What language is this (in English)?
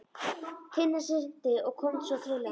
Icelandic